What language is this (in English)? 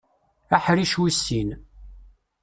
Kabyle